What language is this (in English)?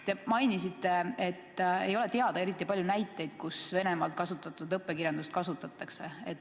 Estonian